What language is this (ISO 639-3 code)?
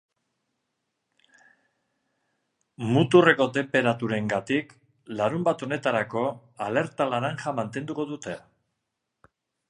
eus